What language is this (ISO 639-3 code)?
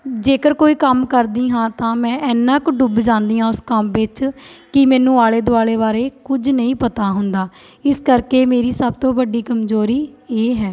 pan